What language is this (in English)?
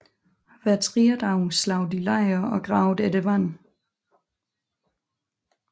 Danish